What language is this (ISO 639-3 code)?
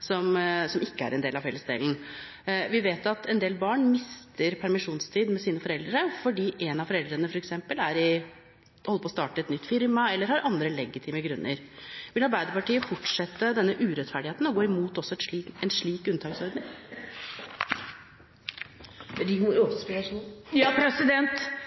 nob